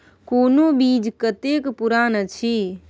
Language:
Maithili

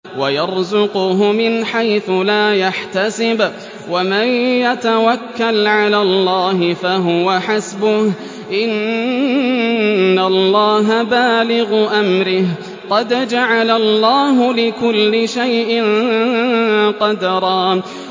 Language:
Arabic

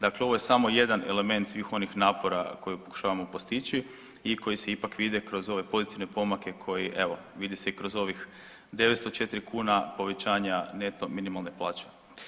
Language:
Croatian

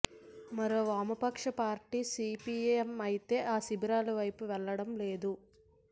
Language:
Telugu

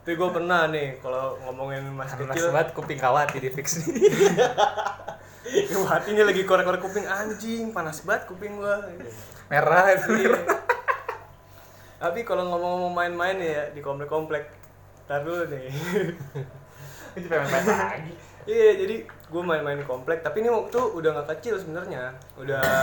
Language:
Indonesian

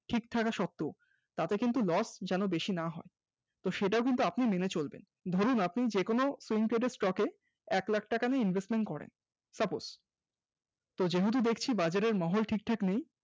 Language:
Bangla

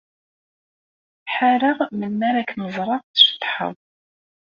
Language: Kabyle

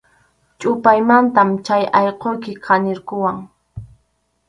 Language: Arequipa-La Unión Quechua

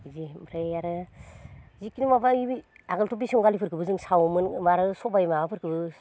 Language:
Bodo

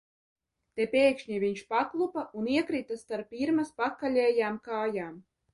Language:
Latvian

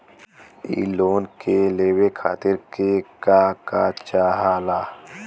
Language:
Bhojpuri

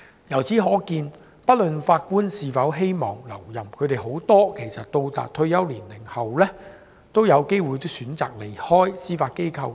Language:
Cantonese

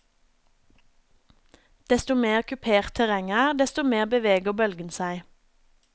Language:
Norwegian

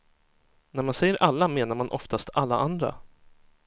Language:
Swedish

